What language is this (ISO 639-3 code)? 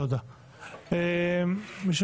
heb